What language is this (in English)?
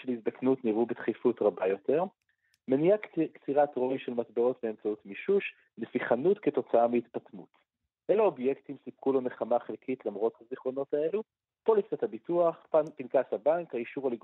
Hebrew